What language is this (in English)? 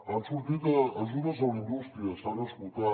Catalan